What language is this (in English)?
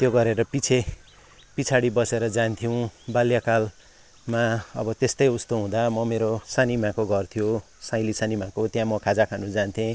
Nepali